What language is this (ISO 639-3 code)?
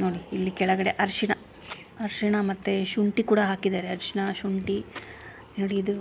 ron